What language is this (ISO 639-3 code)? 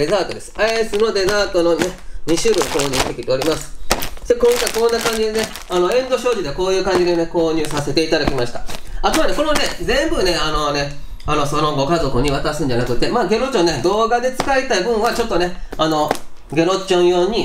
jpn